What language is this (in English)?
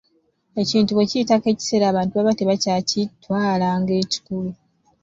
Ganda